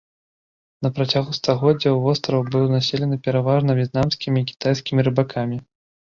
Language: Belarusian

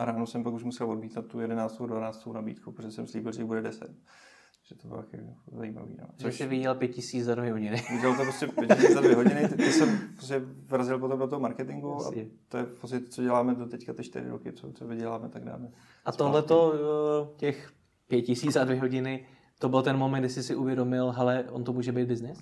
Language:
Czech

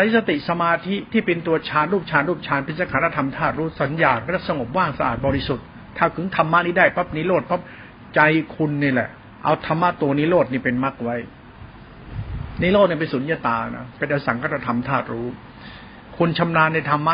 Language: Thai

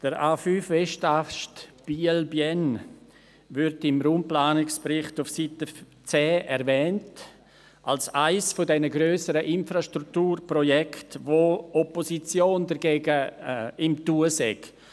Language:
Swiss German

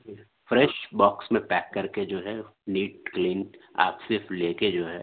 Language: Urdu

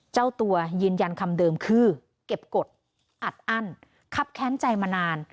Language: Thai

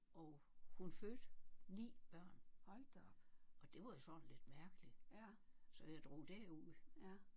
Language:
Danish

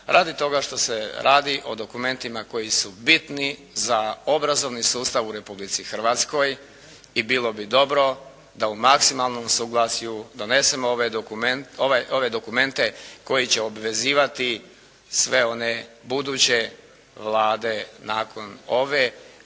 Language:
Croatian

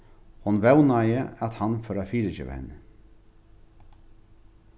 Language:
Faroese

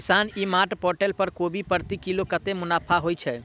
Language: Maithili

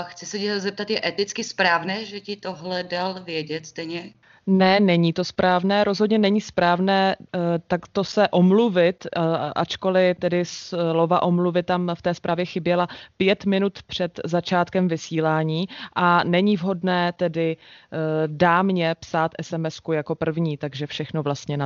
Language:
Czech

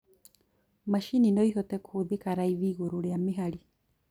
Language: Kikuyu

